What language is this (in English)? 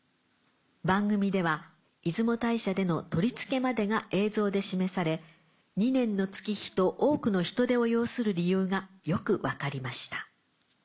Japanese